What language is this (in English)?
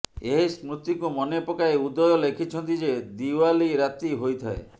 Odia